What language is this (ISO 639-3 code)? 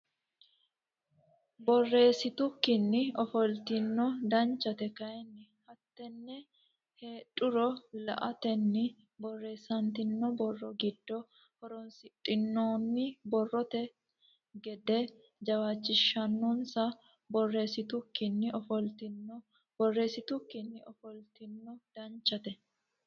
sid